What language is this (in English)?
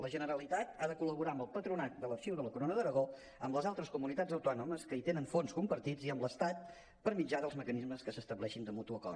Catalan